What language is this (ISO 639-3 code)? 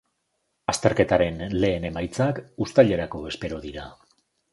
eus